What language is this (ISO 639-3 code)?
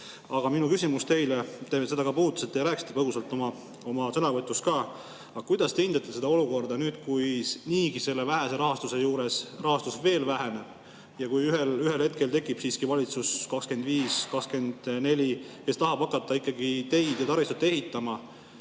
est